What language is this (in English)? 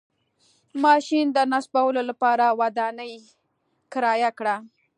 Pashto